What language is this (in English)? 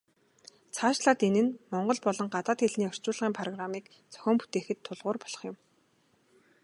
Mongolian